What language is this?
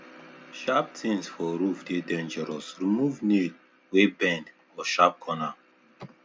Nigerian Pidgin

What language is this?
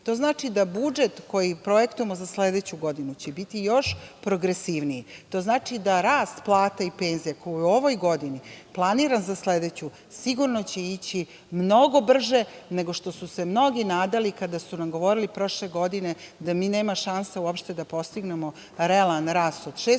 Serbian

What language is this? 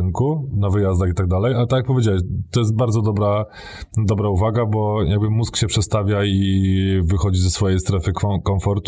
Polish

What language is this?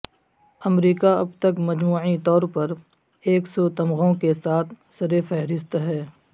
Urdu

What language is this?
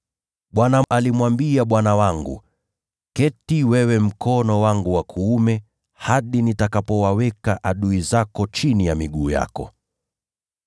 Swahili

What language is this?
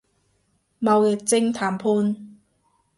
Cantonese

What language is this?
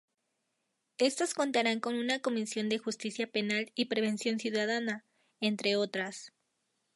Spanish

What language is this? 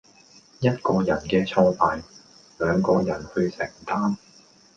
Cantonese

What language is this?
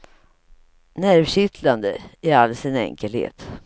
Swedish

